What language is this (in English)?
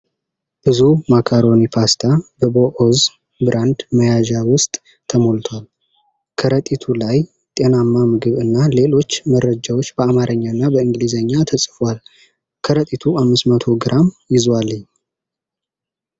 Amharic